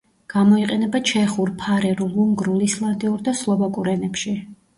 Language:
Georgian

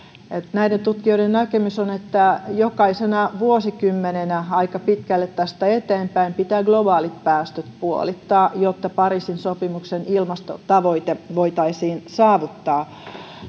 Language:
Finnish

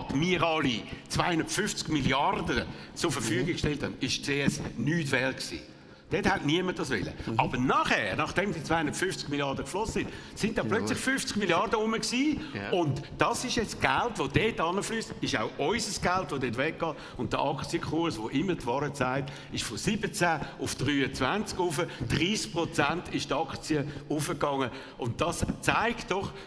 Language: German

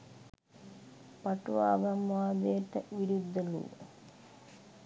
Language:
Sinhala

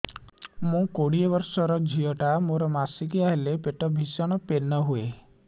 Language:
Odia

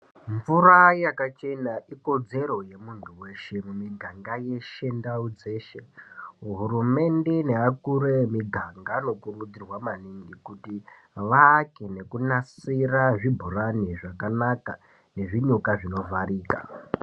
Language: Ndau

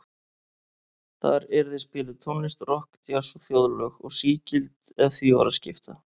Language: Icelandic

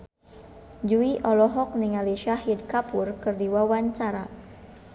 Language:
Sundanese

